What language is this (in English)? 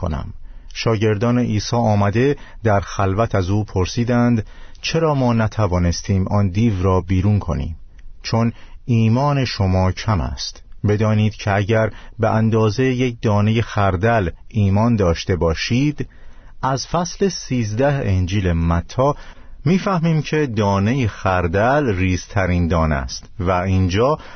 Persian